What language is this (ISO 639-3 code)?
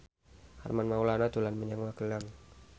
jav